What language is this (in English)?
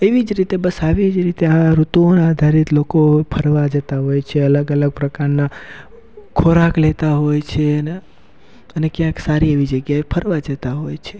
Gujarati